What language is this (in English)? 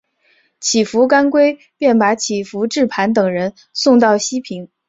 Chinese